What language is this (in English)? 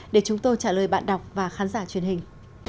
Vietnamese